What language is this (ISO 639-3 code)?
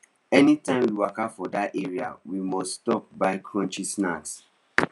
pcm